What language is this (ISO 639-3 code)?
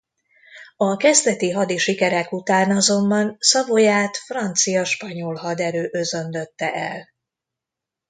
hun